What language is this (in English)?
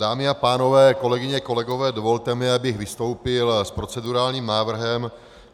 Czech